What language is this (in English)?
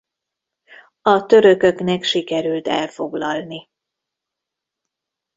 Hungarian